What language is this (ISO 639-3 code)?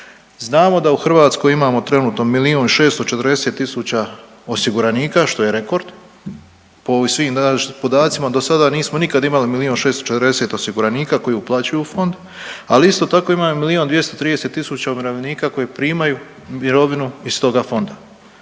hrv